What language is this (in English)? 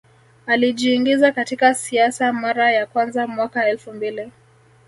Swahili